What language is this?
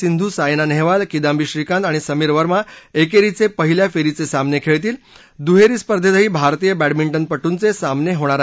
Marathi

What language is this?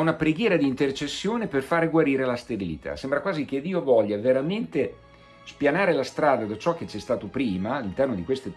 Italian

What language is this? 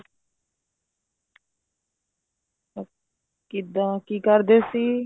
Punjabi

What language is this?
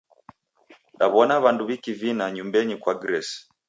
Taita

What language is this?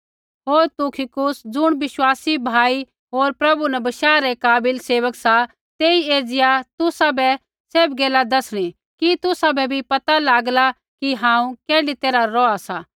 Kullu Pahari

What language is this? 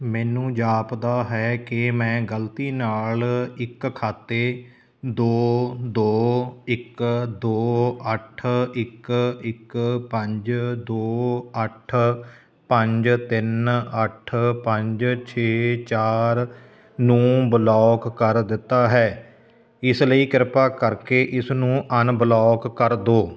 Punjabi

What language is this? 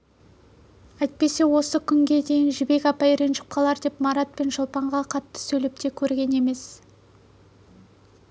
Kazakh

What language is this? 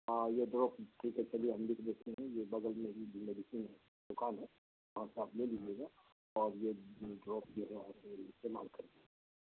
Urdu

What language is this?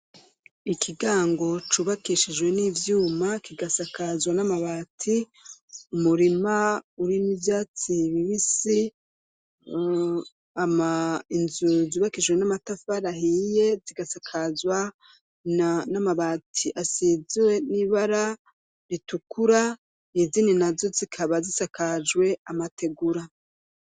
Rundi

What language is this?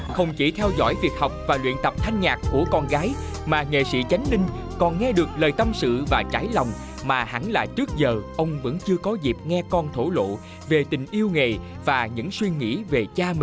Vietnamese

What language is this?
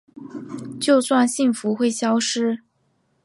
Chinese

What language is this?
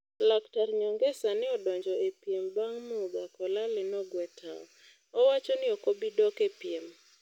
Luo (Kenya and Tanzania)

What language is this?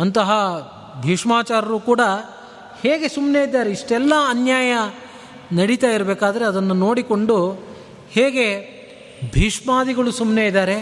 Kannada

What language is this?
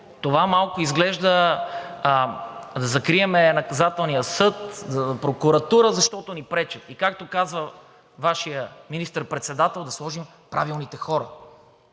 Bulgarian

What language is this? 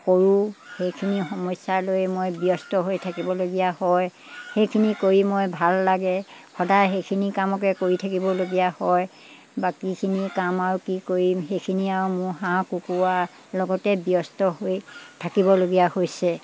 Assamese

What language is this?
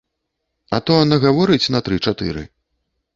Belarusian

